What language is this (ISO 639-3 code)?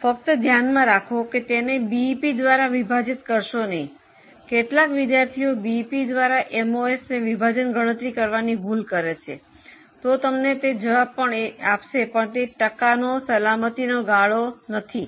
guj